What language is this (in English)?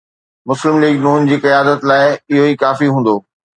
Sindhi